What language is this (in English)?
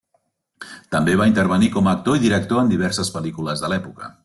Catalan